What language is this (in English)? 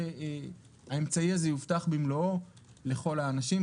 Hebrew